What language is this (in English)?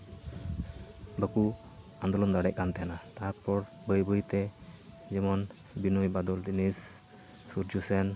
Santali